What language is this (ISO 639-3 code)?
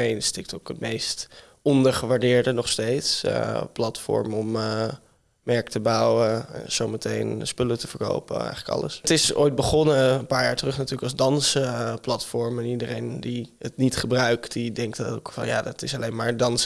nld